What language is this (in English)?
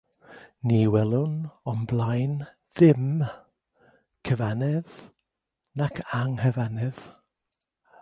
Welsh